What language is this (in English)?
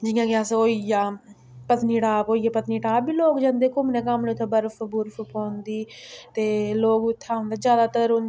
Dogri